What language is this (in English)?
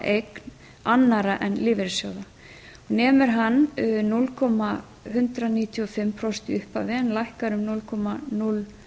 Icelandic